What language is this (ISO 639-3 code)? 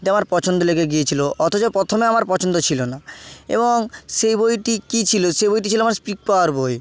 ben